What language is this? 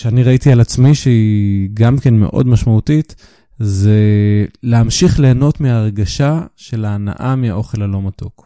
Hebrew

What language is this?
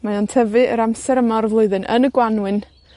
Welsh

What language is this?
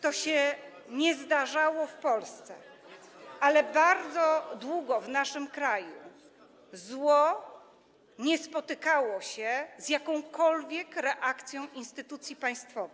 Polish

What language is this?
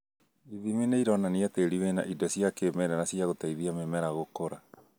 Kikuyu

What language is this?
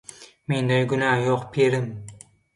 Turkmen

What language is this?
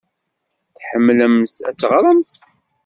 Kabyle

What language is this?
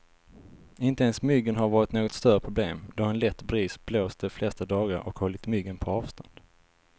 Swedish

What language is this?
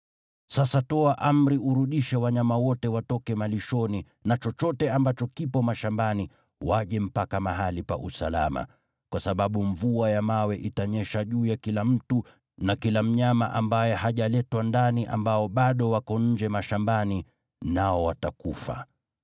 Swahili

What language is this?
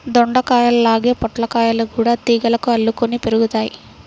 Telugu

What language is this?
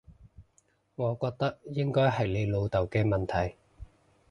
Cantonese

